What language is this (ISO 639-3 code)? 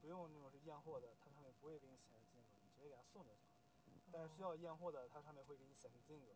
zho